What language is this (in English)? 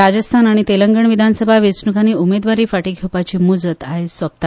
Konkani